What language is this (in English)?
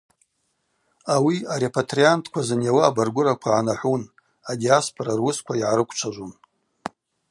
Abaza